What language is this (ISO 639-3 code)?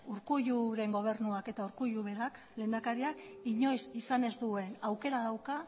eus